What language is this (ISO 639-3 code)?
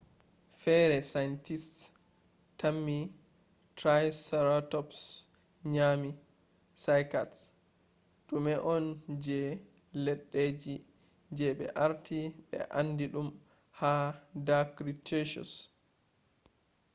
ful